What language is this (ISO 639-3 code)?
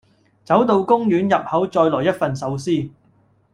yue